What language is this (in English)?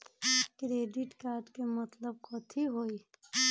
Magahi